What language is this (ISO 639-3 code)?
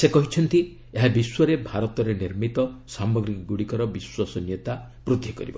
ori